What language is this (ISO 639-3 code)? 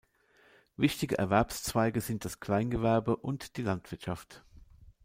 deu